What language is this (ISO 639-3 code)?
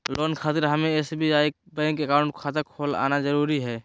mag